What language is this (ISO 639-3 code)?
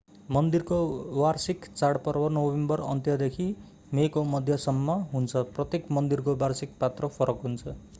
nep